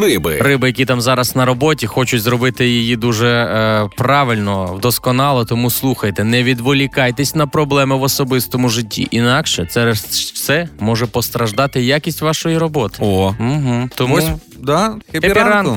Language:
Ukrainian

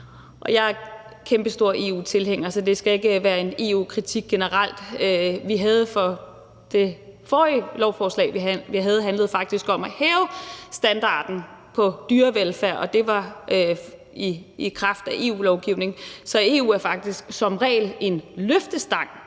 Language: Danish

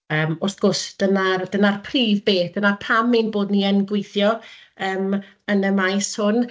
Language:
Welsh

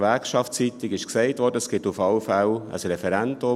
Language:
Swiss German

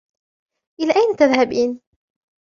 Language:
Arabic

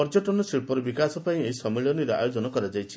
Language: Odia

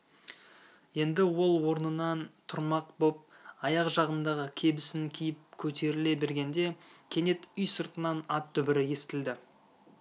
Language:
Kazakh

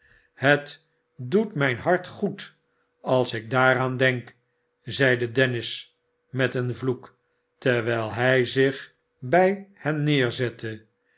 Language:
Dutch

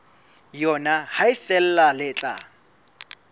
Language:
Southern Sotho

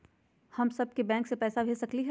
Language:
Magahi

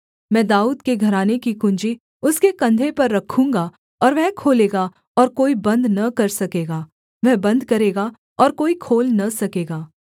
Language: Hindi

